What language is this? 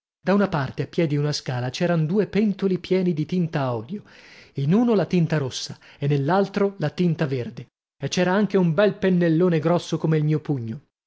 Italian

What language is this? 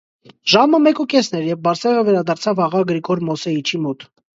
Armenian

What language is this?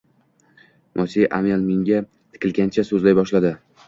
Uzbek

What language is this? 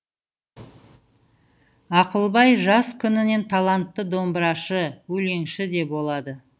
Kazakh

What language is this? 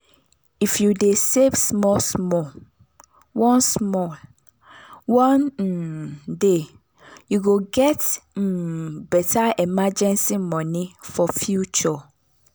Nigerian Pidgin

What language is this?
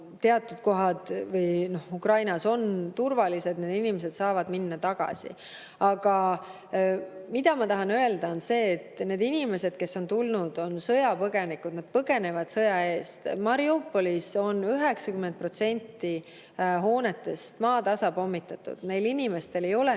Estonian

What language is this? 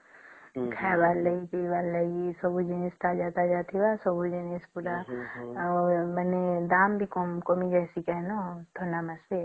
Odia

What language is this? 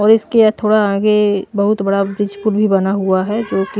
Hindi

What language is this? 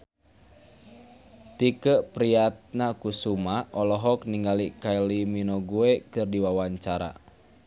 Sundanese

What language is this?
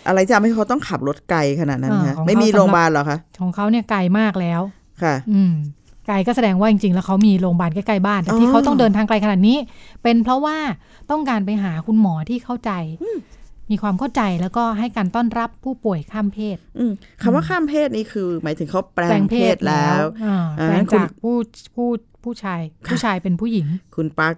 Thai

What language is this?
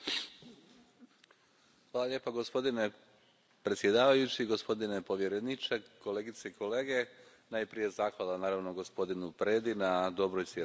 Croatian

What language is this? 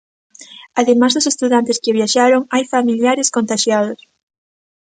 Galician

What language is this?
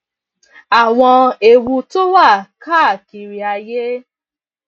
Yoruba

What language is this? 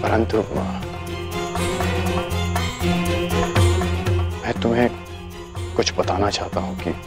Hindi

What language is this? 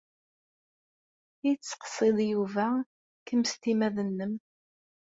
Kabyle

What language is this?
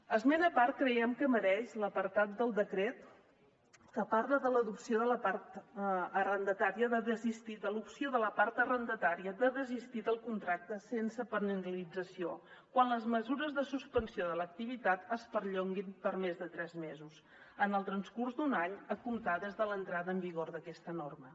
Catalan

